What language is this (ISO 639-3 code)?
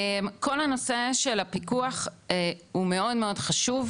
heb